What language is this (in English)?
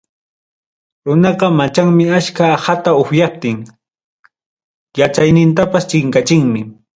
Ayacucho Quechua